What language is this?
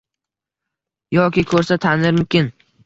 Uzbek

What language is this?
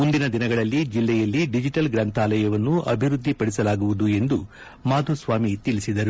Kannada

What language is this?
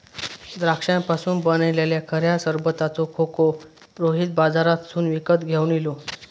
Marathi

